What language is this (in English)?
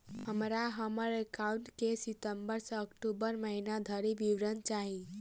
Maithili